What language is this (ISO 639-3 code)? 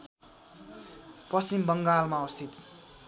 nep